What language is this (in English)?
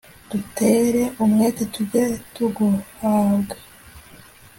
Kinyarwanda